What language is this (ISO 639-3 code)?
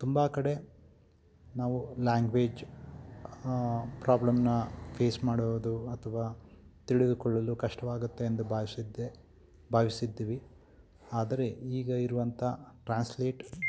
kan